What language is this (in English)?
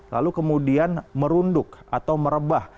Indonesian